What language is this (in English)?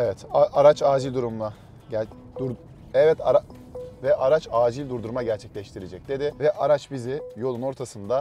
Turkish